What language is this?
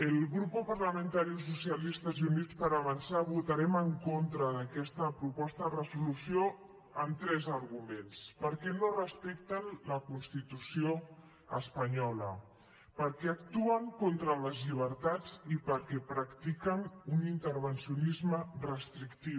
Catalan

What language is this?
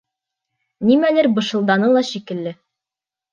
Bashkir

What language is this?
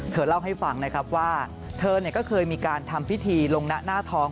Thai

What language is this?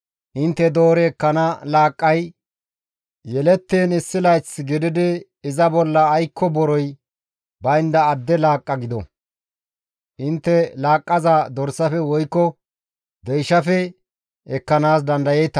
Gamo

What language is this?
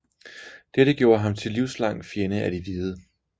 Danish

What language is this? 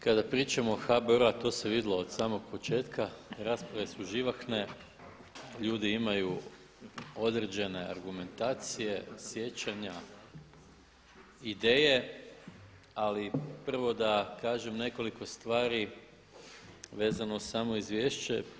Croatian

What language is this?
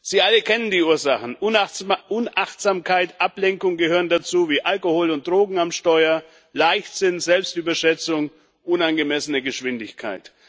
German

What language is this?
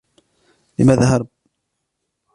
Arabic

